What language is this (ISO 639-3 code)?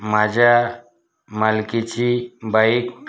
mar